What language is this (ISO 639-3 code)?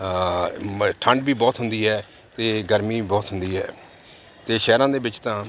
pan